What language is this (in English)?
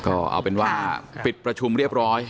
Thai